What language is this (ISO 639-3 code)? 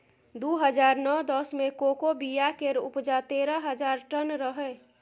mai